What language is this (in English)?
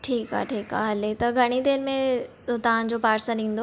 Sindhi